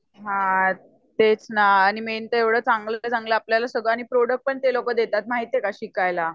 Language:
Marathi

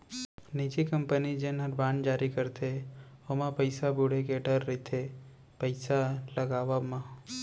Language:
Chhattisgarhi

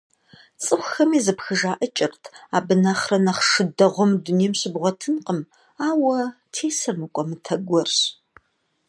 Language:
Kabardian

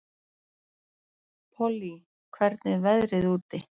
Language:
Icelandic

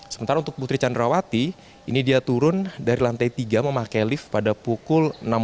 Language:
Indonesian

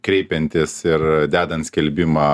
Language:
Lithuanian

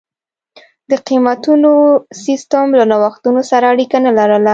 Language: Pashto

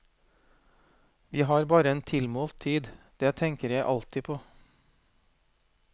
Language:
Norwegian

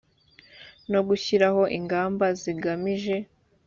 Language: Kinyarwanda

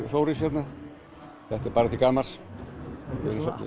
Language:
Icelandic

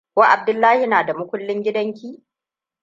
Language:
Hausa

